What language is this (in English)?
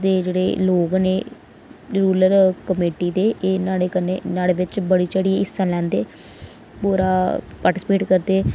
Dogri